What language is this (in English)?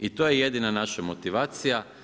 Croatian